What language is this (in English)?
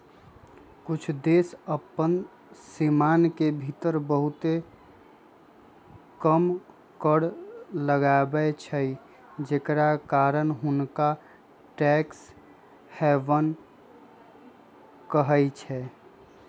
Magahi